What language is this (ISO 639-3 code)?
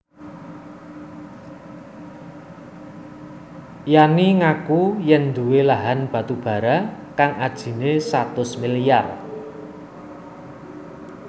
jav